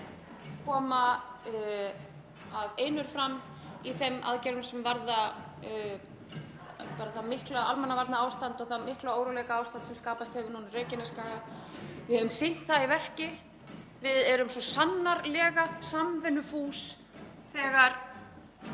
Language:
Icelandic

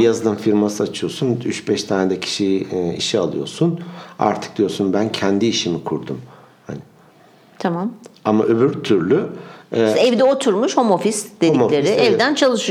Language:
Turkish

